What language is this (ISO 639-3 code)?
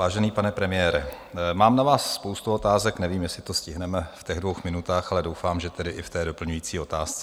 ces